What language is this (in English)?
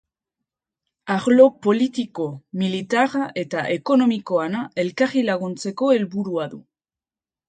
Basque